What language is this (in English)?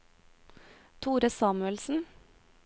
Norwegian